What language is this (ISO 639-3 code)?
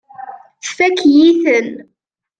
kab